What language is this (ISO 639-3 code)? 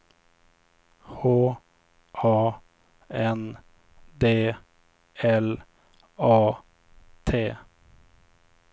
swe